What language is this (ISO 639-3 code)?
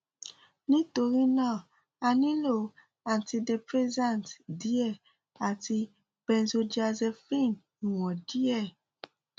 yor